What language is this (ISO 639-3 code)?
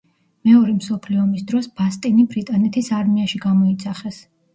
kat